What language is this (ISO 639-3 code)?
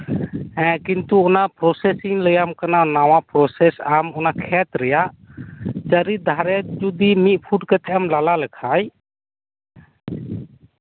sat